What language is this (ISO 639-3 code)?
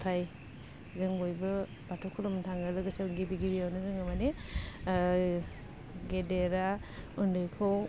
brx